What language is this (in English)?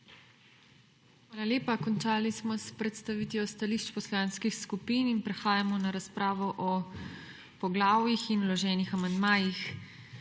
Slovenian